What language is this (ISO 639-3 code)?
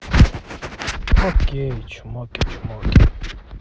rus